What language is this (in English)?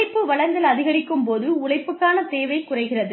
Tamil